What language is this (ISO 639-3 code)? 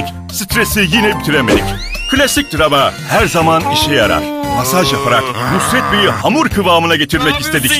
tur